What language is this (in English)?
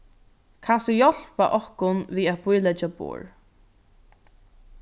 Faroese